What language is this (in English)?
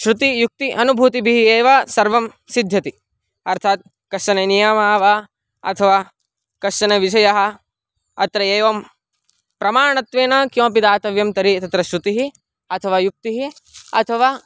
Sanskrit